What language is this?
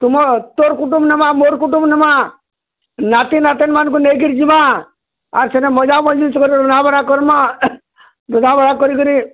Odia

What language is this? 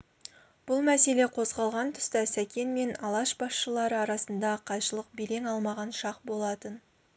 Kazakh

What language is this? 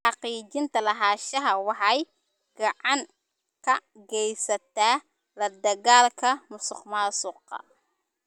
Somali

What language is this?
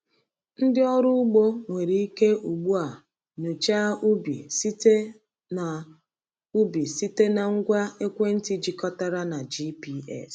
Igbo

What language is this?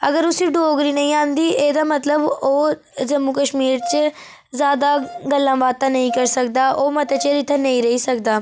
Dogri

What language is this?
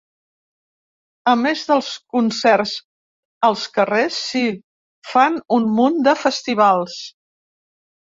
Catalan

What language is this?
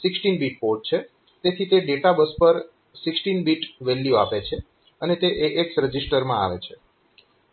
Gujarati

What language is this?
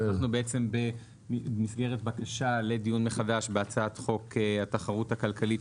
Hebrew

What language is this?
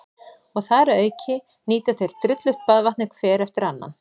Icelandic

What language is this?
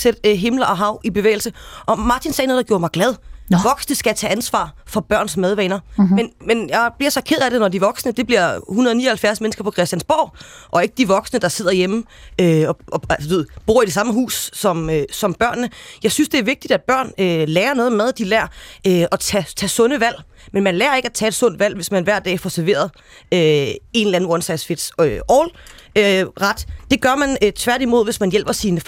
Danish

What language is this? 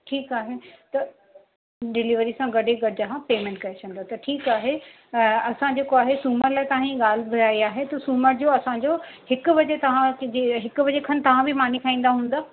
Sindhi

